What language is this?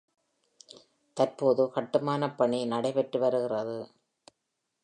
Tamil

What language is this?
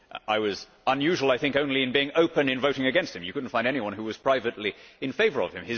English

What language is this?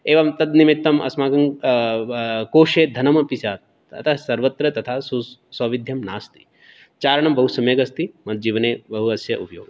Sanskrit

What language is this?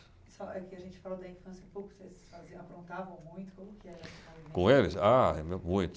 Portuguese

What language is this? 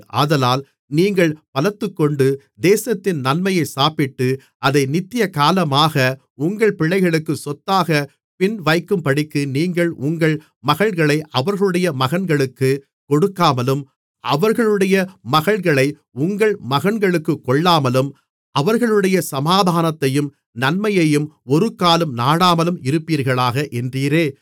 Tamil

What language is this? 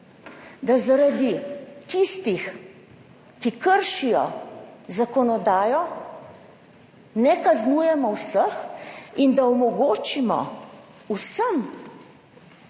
Slovenian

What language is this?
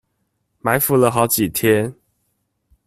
Chinese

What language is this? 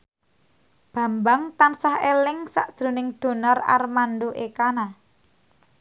Javanese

